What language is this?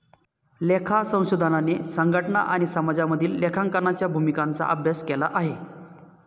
Marathi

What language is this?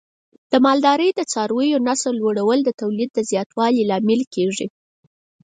Pashto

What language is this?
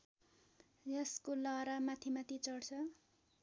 Nepali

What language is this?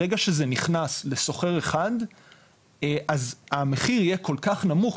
Hebrew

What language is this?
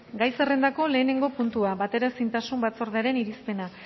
Basque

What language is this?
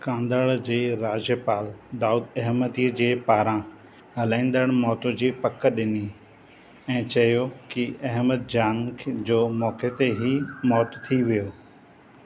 Sindhi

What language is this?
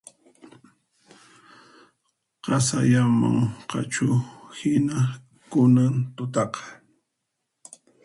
Puno Quechua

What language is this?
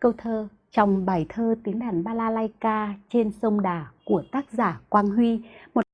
Vietnamese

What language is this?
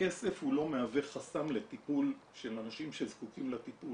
Hebrew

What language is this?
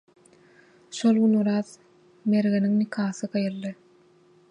Turkmen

